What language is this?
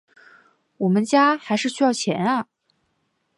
Chinese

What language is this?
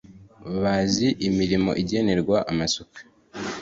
Kinyarwanda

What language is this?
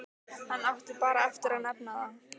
Icelandic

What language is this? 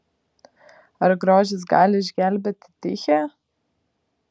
Lithuanian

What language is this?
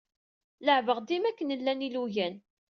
Kabyle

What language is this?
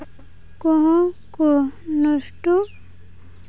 Santali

